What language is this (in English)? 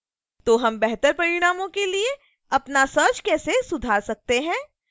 Hindi